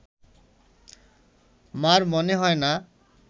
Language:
Bangla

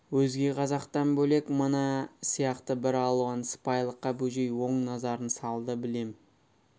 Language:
Kazakh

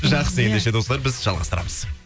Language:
Kazakh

